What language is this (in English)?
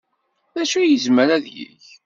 Kabyle